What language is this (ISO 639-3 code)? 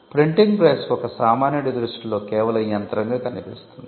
tel